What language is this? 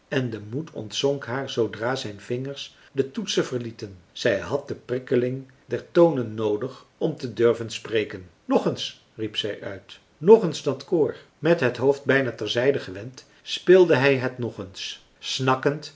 Dutch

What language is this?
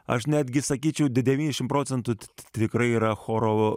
Lithuanian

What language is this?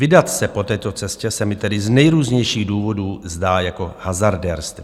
Czech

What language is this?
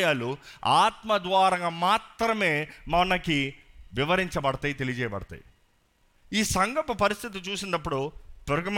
Telugu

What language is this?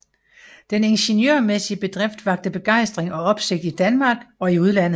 Danish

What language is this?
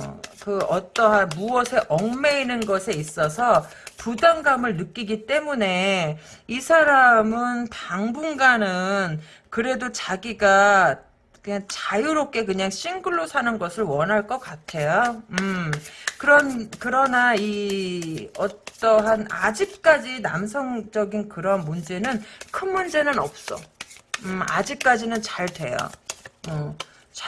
Korean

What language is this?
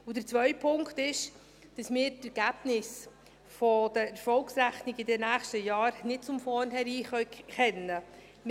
Swiss German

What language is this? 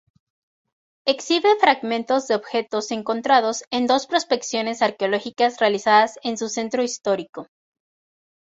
Spanish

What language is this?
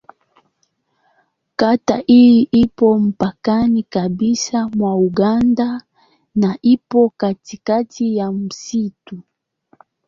Swahili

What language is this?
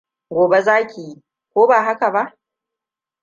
Hausa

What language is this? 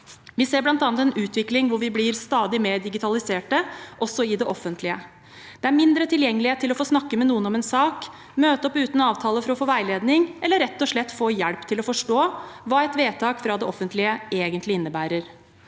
Norwegian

